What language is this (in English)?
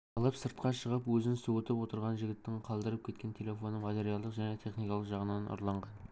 Kazakh